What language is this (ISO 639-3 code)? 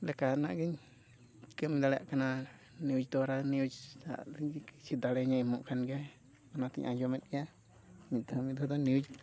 sat